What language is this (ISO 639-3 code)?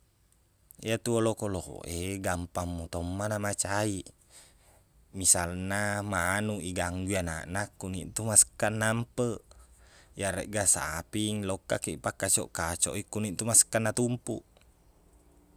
bug